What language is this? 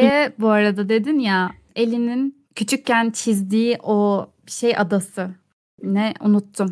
Turkish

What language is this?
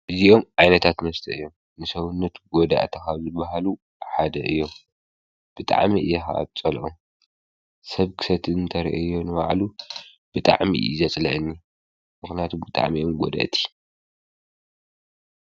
Tigrinya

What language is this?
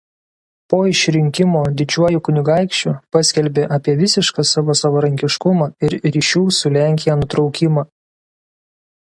Lithuanian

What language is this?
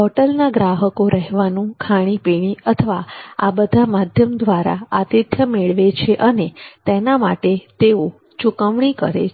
Gujarati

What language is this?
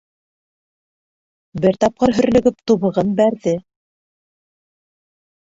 Bashkir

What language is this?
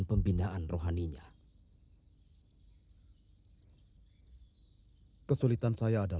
Indonesian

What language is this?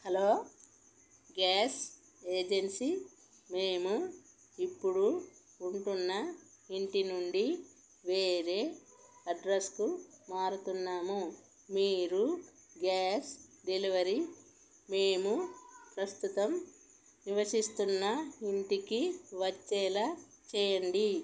Telugu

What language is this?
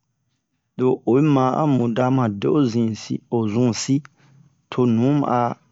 Bomu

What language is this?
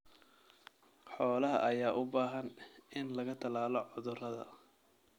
Somali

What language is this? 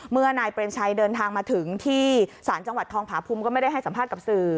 Thai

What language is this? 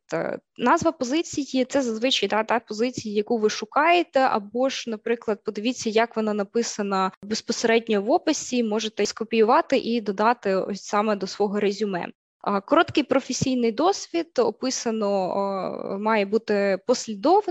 Ukrainian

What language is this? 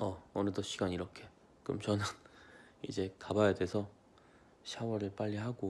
Korean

